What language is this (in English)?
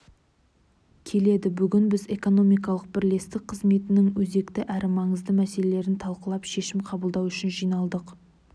Kazakh